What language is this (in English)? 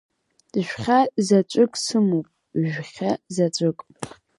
Abkhazian